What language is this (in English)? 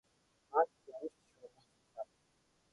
Mongolian